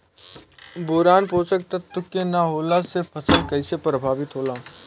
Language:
Bhojpuri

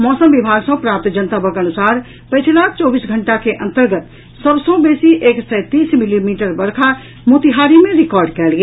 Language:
Maithili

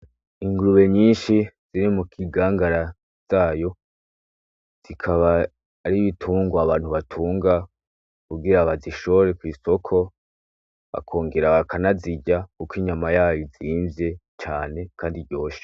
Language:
Rundi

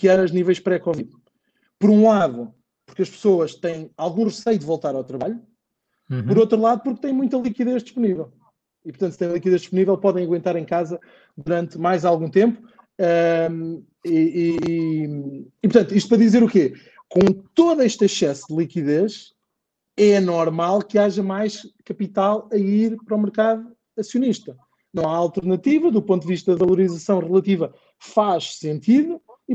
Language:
Portuguese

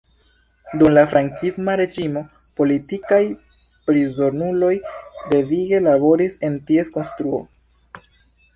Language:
Esperanto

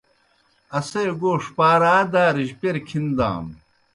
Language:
Kohistani Shina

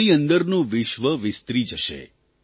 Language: Gujarati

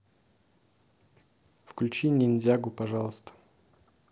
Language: Russian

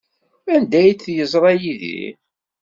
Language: Kabyle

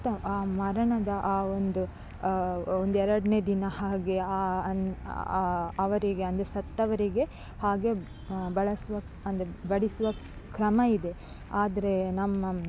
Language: Kannada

